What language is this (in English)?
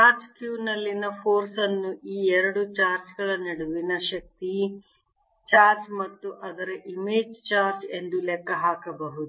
Kannada